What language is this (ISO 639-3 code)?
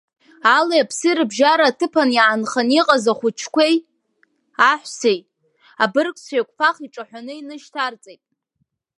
abk